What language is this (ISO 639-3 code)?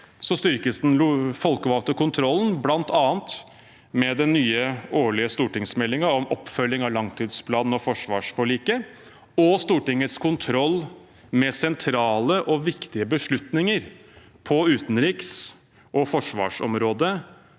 nor